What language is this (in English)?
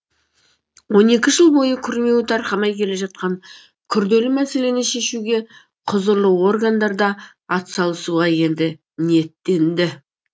Kazakh